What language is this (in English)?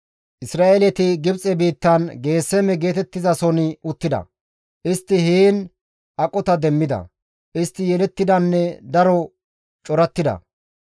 Gamo